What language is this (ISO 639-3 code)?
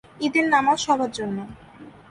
ben